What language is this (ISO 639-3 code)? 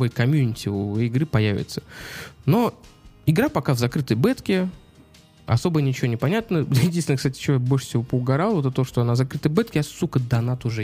rus